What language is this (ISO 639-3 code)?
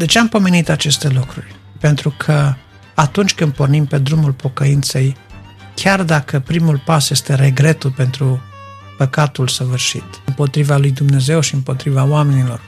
ron